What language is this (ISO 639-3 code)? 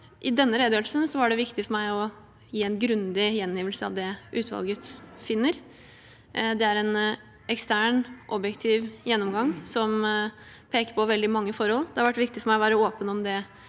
nor